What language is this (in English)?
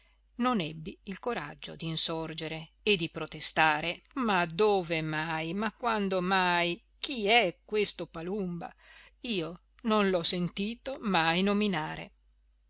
Italian